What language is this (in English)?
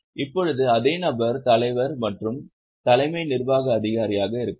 Tamil